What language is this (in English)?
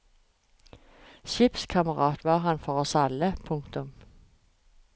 Norwegian